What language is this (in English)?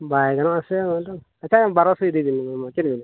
Santali